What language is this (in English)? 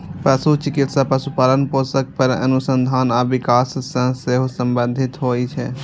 Maithili